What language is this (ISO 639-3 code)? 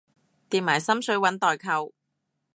yue